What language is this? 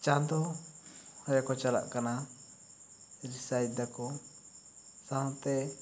Santali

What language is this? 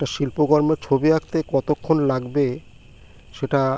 Bangla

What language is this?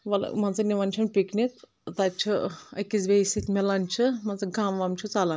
Kashmiri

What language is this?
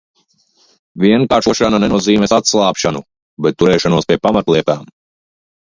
Latvian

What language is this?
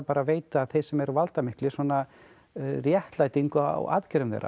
Icelandic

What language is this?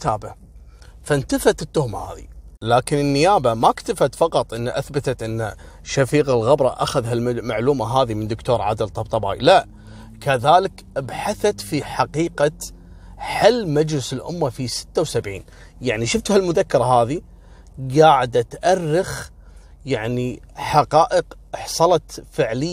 Arabic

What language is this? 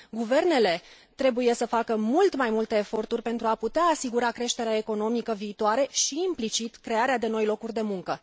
Romanian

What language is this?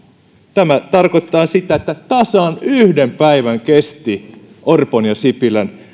Finnish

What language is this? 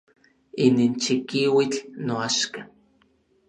Orizaba Nahuatl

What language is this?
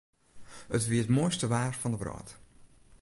Western Frisian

